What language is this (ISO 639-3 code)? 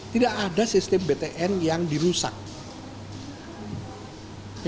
ind